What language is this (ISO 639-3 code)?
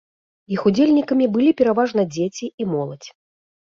bel